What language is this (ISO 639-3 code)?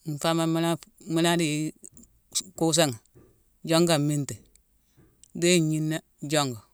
msw